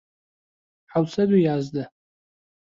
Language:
Central Kurdish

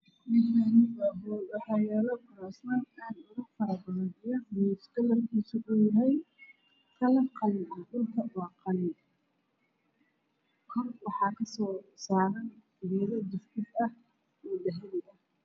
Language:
Somali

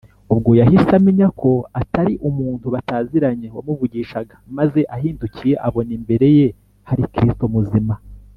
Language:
Kinyarwanda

